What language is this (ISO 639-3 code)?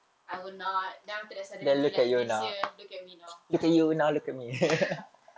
eng